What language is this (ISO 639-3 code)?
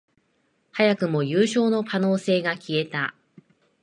jpn